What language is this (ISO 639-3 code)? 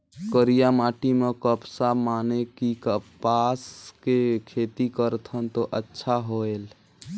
hne